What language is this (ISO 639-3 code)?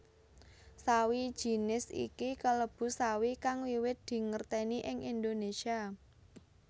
jav